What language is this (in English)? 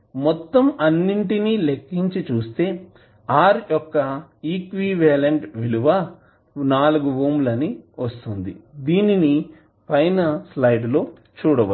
Telugu